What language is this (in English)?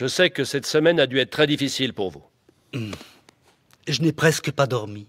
French